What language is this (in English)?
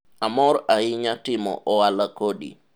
Luo (Kenya and Tanzania)